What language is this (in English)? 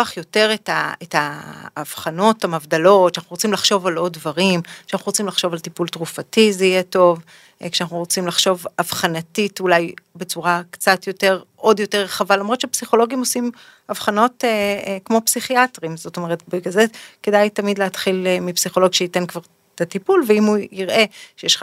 Hebrew